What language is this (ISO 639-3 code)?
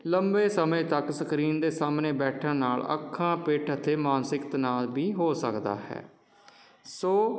pan